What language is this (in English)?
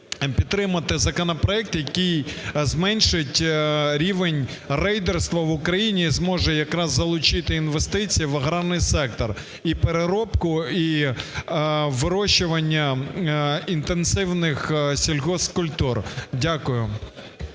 Ukrainian